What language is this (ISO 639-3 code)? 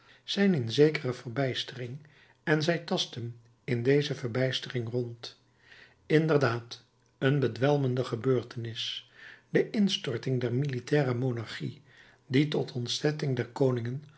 nld